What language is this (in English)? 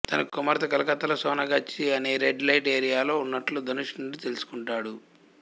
Telugu